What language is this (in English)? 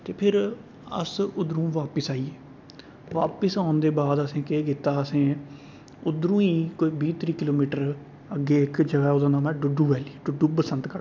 Dogri